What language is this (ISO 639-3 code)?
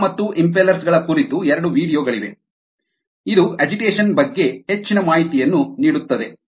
kan